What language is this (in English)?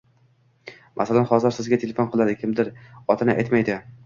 Uzbek